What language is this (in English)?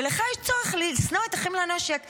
Hebrew